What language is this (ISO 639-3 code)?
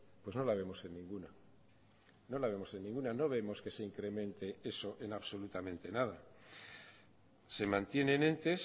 spa